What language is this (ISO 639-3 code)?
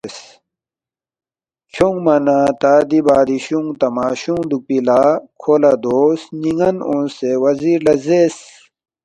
bft